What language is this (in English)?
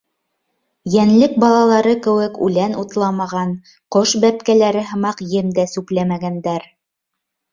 Bashkir